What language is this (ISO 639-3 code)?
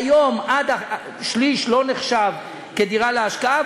heb